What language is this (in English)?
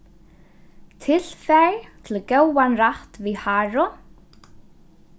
Faroese